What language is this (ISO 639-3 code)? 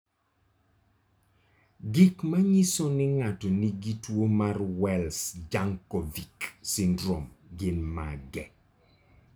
luo